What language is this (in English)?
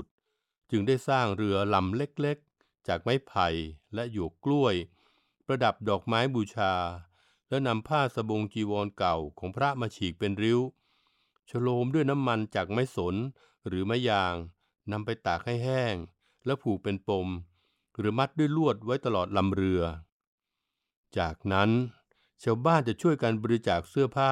Thai